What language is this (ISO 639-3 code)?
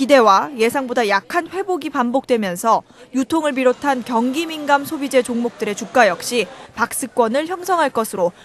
kor